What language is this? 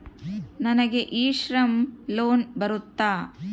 Kannada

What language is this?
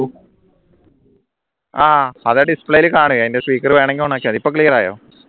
Malayalam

